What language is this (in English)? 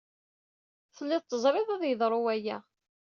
Kabyle